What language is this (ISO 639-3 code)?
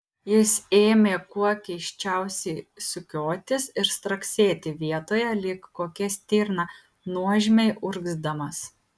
lit